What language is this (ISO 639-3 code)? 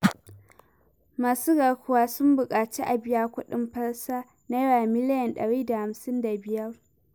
hau